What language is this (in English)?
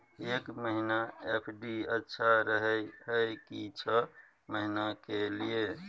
Maithili